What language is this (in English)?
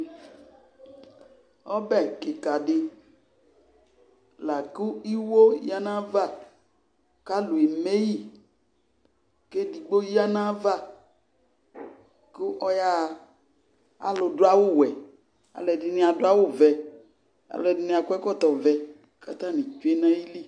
Ikposo